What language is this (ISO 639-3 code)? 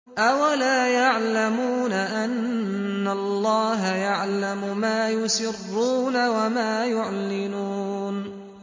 ara